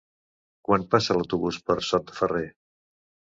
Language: Catalan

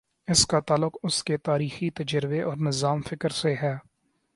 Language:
Urdu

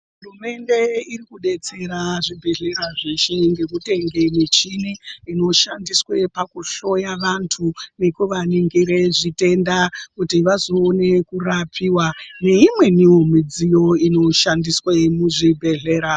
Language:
Ndau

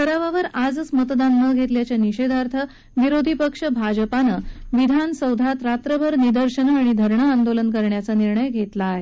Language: Marathi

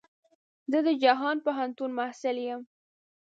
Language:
Pashto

